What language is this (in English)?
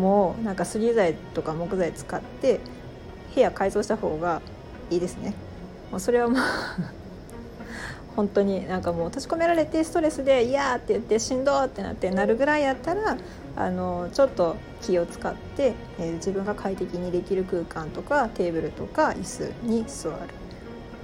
Japanese